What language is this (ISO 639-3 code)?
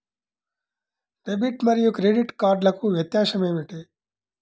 tel